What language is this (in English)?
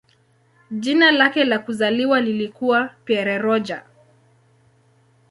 Swahili